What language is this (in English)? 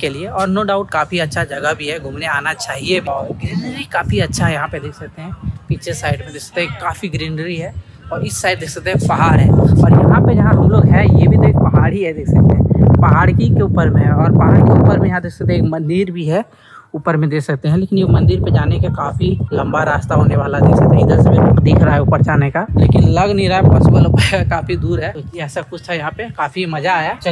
Hindi